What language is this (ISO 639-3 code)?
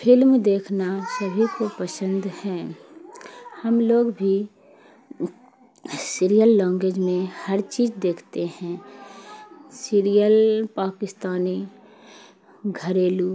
urd